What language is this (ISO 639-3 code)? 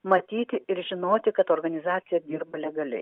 lit